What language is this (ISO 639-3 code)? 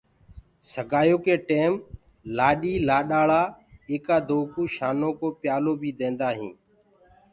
ggg